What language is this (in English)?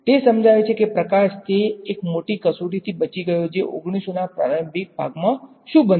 Gujarati